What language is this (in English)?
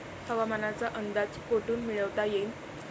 Marathi